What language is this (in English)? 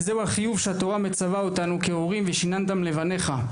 Hebrew